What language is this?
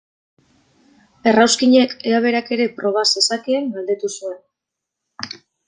Basque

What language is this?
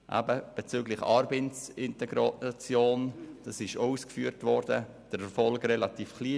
Swiss German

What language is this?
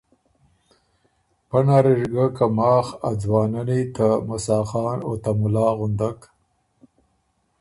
Ormuri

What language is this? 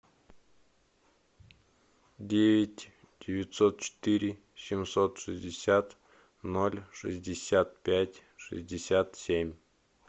Russian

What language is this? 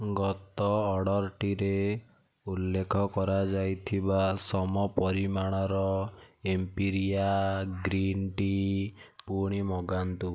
Odia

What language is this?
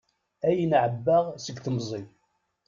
Kabyle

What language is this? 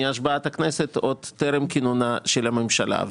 Hebrew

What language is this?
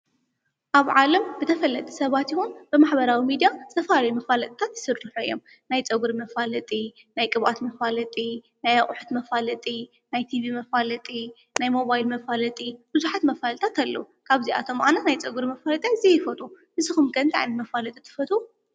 Tigrinya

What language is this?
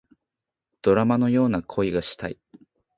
Japanese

